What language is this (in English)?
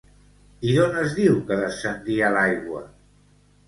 Catalan